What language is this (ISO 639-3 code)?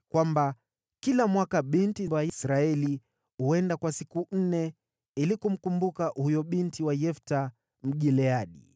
swa